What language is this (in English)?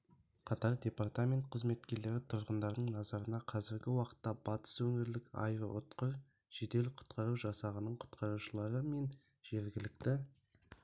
Kazakh